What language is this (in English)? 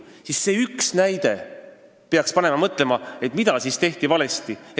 Estonian